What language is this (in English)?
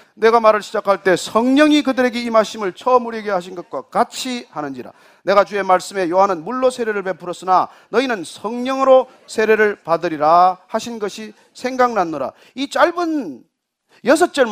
Korean